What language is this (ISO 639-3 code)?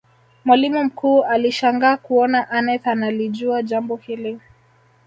swa